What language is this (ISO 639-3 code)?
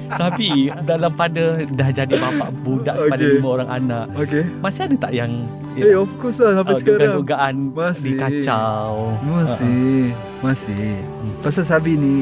msa